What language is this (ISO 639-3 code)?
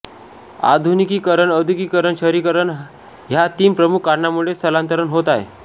mar